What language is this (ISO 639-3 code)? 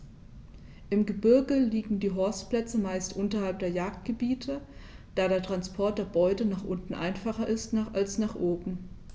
deu